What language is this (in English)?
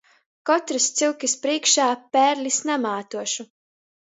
Latgalian